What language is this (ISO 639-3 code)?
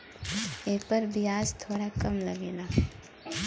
bho